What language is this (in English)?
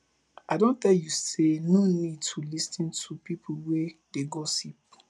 Nigerian Pidgin